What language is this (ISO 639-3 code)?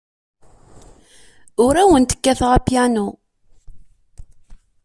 kab